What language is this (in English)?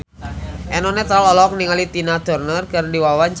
Sundanese